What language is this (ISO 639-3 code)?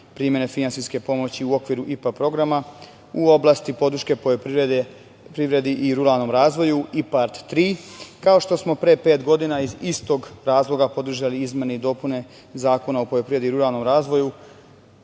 srp